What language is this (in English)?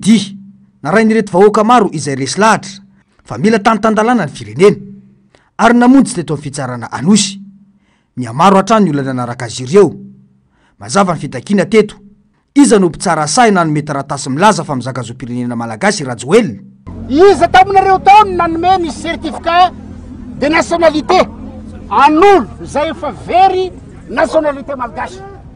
Romanian